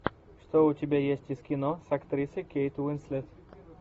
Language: Russian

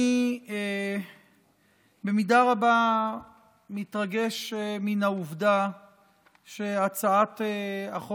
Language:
Hebrew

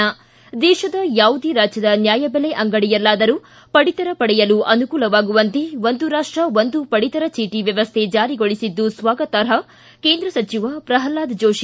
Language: Kannada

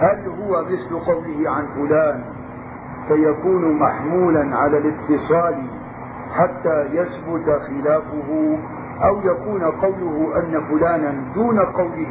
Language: Arabic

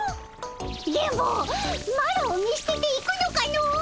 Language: Japanese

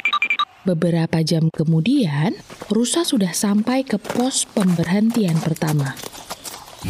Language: Indonesian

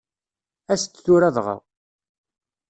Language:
Kabyle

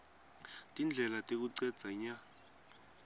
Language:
Swati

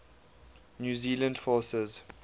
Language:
English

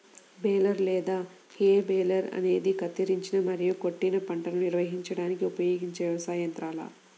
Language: Telugu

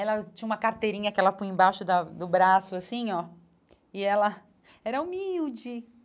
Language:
Portuguese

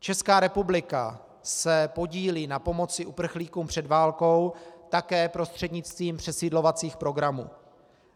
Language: Czech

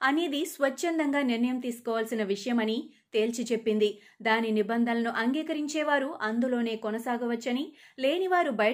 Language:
Telugu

